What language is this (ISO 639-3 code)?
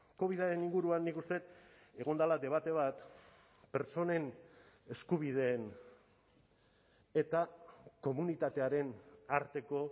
eus